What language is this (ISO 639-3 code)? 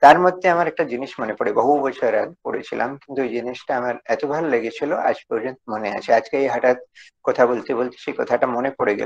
kor